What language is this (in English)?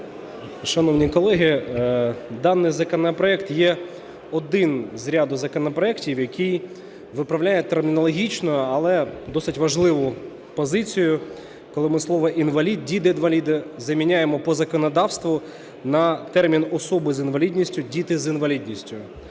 Ukrainian